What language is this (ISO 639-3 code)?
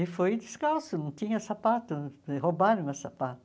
por